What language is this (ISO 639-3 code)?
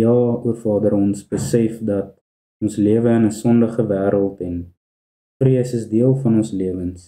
nld